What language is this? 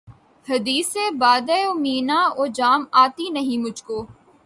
Urdu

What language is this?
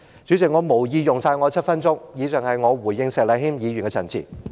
Cantonese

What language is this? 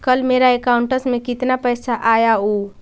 Magahi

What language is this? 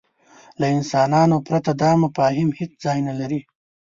Pashto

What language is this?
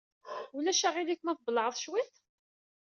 Kabyle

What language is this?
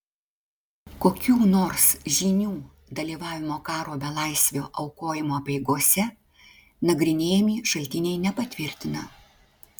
Lithuanian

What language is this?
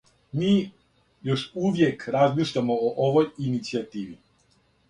Serbian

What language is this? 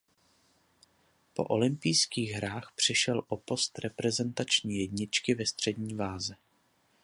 Czech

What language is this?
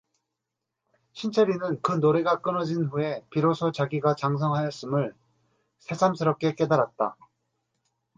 Korean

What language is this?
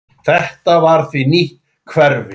Icelandic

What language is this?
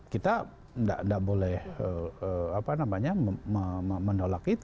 Indonesian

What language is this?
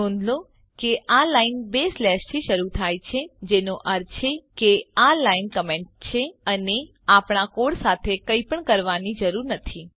Gujarati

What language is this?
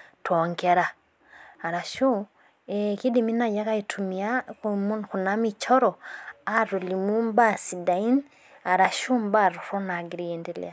Masai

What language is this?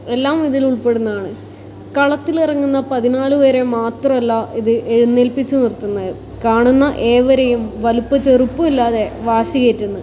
Malayalam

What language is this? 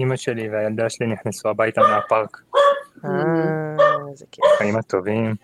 Hebrew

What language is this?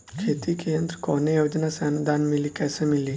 Bhojpuri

